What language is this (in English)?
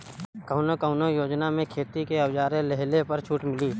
Bhojpuri